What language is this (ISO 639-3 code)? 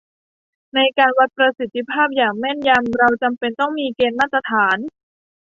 tha